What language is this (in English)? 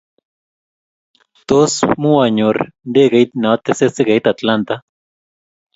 Kalenjin